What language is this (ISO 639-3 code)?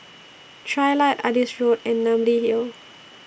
eng